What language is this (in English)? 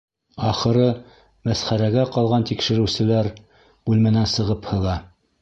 Bashkir